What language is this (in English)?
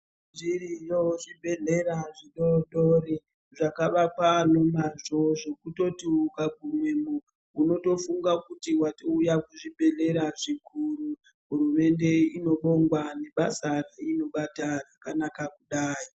Ndau